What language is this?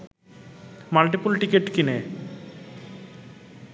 Bangla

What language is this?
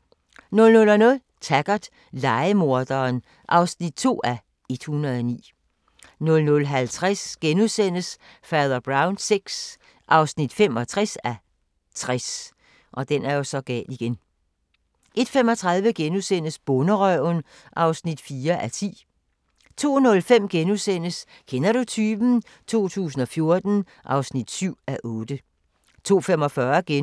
Danish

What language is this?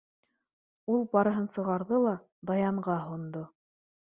Bashkir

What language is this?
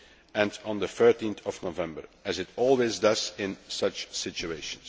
English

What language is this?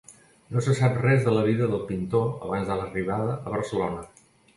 Catalan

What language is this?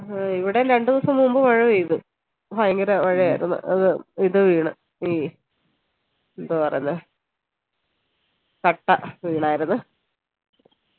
Malayalam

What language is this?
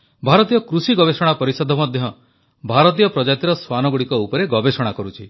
Odia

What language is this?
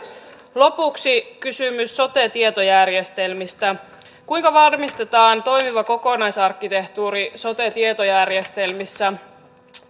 Finnish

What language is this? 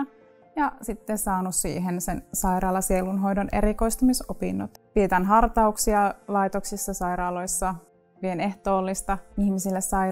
Finnish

